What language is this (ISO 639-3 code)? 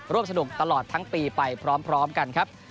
tha